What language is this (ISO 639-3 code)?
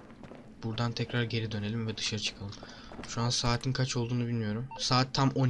tur